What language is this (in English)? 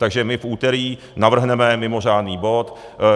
Czech